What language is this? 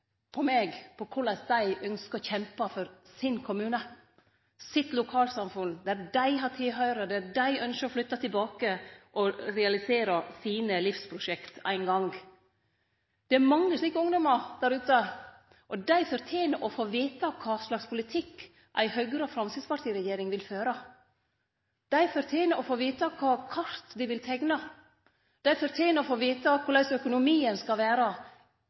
Norwegian Nynorsk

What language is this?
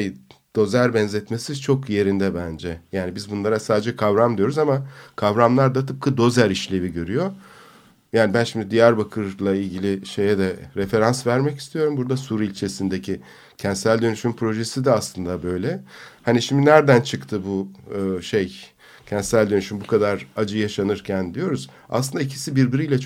Turkish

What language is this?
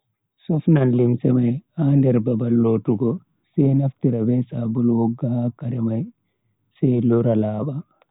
Bagirmi Fulfulde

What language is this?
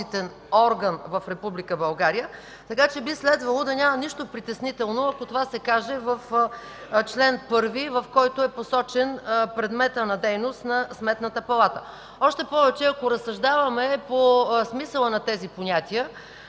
Bulgarian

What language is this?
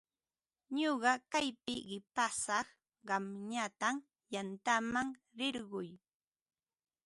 Ambo-Pasco Quechua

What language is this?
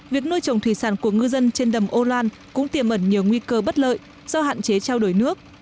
Vietnamese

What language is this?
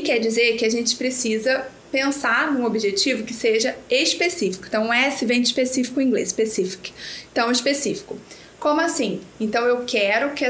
Portuguese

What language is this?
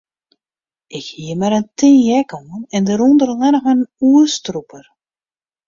Western Frisian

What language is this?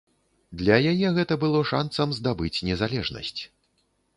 Belarusian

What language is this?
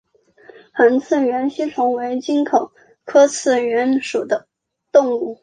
Chinese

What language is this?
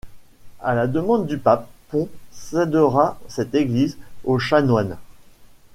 French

